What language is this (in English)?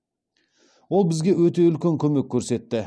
Kazakh